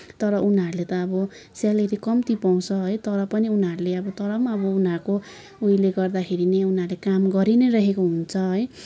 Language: Nepali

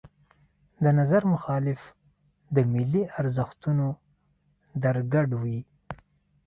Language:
Pashto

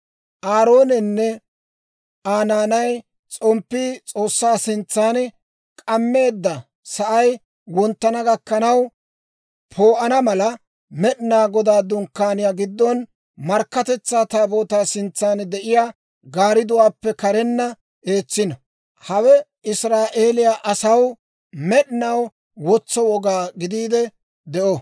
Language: Dawro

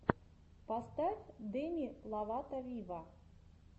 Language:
Russian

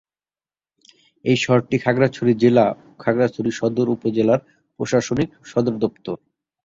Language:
Bangla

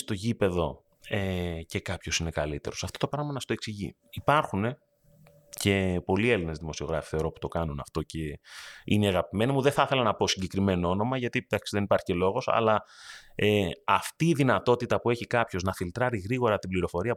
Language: Greek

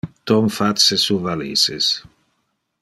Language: Interlingua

